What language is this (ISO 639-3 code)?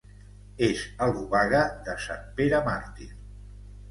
cat